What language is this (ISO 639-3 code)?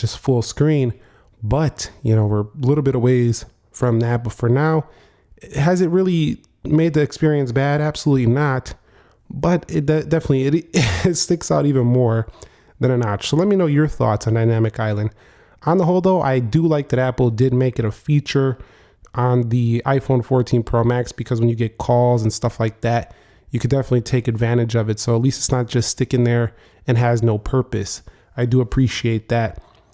eng